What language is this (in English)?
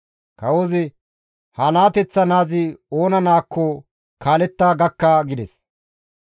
Gamo